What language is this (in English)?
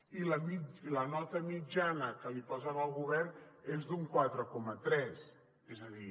Catalan